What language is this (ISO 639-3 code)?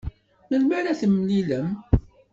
kab